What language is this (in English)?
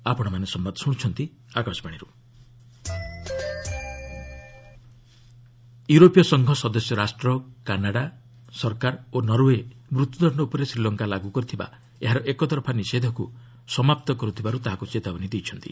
Odia